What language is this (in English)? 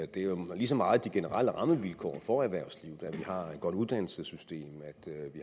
Danish